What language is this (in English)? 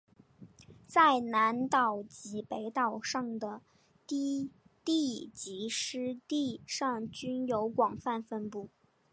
Chinese